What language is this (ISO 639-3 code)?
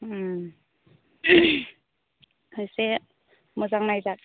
brx